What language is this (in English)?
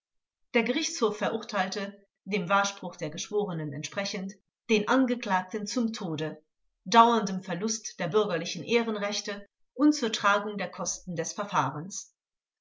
German